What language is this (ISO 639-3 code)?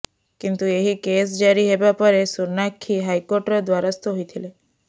ori